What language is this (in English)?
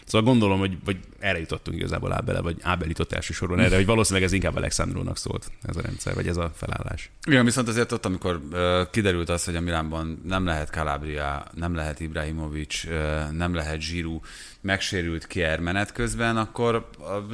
Hungarian